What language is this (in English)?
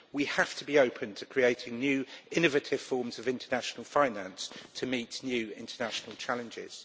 English